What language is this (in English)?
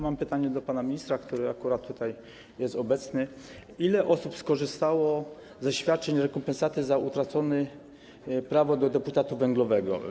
Polish